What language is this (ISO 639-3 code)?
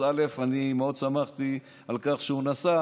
heb